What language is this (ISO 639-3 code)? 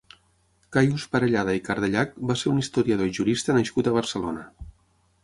cat